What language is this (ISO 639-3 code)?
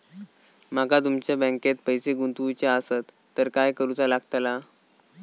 mar